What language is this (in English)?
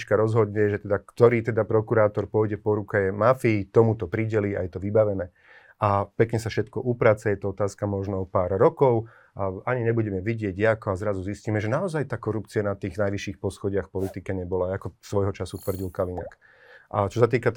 Slovak